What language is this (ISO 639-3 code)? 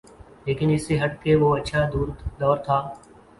urd